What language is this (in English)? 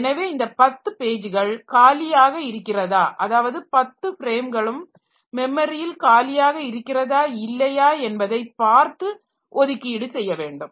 Tamil